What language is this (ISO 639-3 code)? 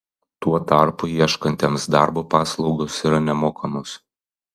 lit